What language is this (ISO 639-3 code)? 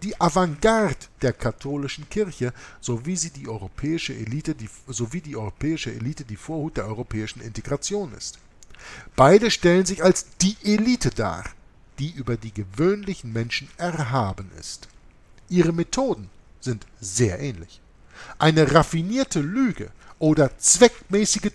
deu